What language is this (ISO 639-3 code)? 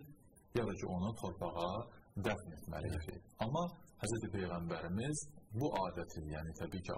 tur